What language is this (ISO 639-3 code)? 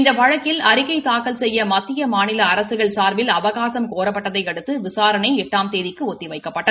tam